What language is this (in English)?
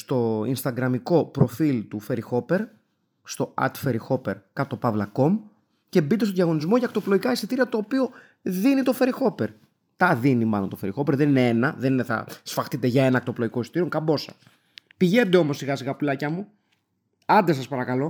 Greek